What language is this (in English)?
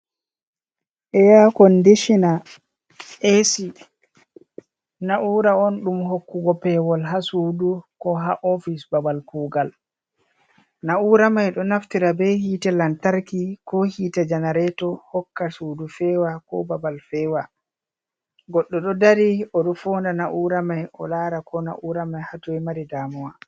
Fula